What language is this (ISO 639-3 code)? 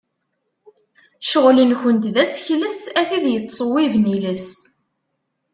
kab